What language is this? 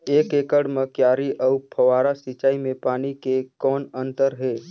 Chhattisgarhi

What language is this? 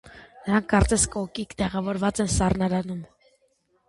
Armenian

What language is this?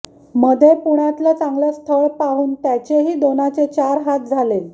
Marathi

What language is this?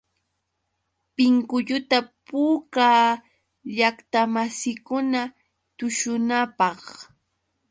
Yauyos Quechua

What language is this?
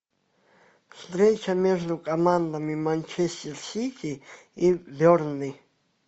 Russian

